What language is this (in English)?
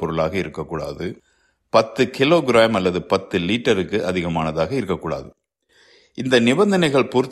Tamil